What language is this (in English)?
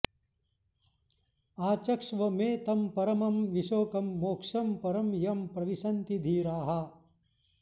Sanskrit